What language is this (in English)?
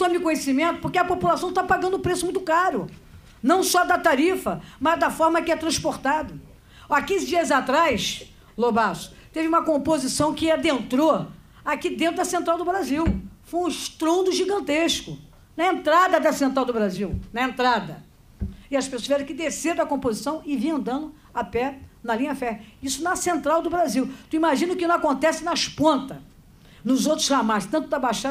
Portuguese